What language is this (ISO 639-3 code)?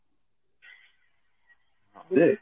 ori